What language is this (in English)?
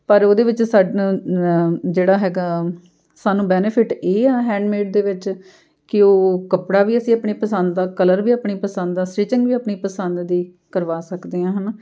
Punjabi